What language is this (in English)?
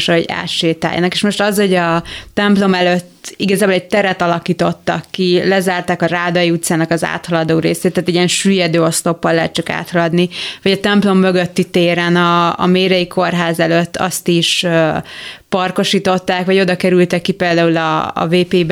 Hungarian